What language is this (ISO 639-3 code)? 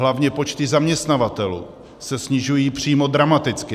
ces